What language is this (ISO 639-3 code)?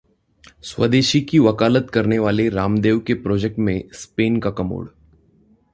hin